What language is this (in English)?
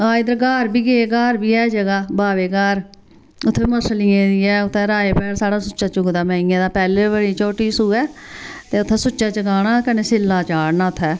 Dogri